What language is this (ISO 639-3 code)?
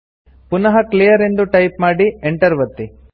kan